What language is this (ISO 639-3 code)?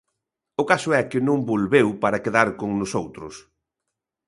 glg